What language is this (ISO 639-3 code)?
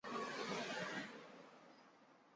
zho